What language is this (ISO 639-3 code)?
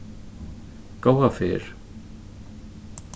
fao